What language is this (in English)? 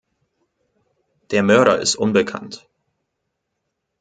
German